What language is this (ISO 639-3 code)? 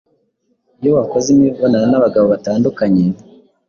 kin